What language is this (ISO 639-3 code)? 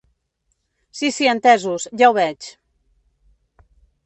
cat